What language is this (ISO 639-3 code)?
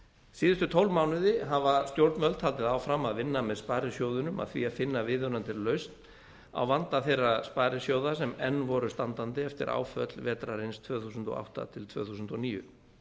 isl